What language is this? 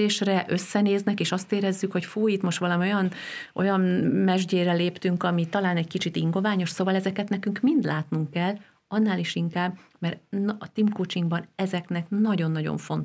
Hungarian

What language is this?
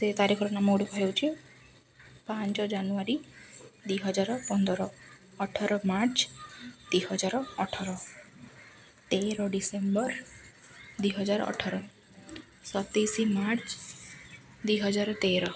Odia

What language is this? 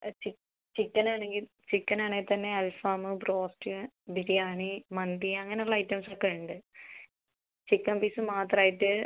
Malayalam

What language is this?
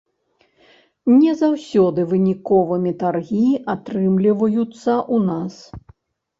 Belarusian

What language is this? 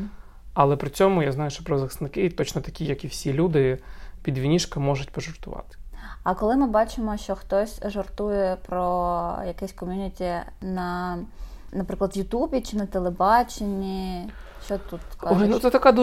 Ukrainian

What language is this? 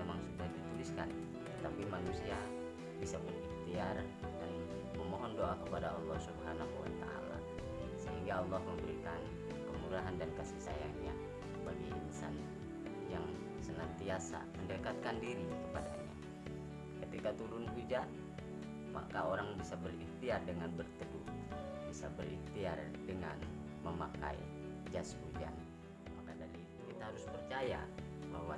Indonesian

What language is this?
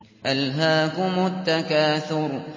Arabic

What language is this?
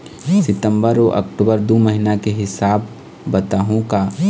Chhattisgarhi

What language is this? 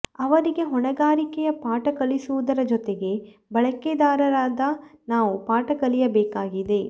Kannada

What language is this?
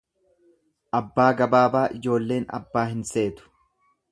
Oromo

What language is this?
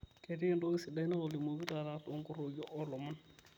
Masai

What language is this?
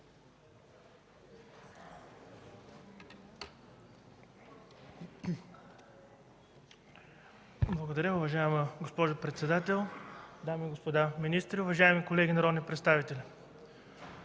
Bulgarian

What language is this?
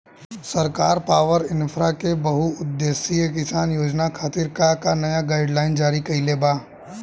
Bhojpuri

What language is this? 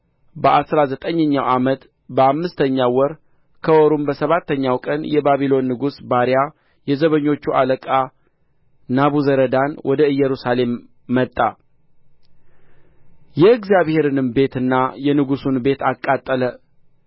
Amharic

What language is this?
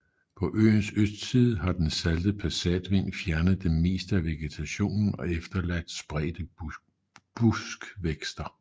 Danish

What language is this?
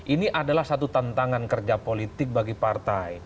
Indonesian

